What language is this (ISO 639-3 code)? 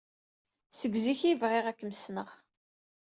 kab